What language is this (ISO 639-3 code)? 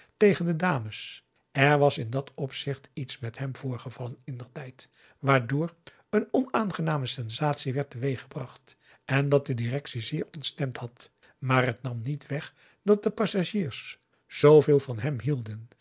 nld